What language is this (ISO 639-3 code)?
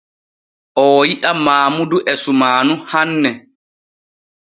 fue